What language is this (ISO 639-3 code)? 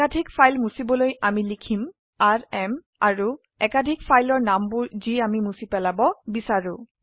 asm